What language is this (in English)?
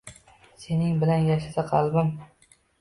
Uzbek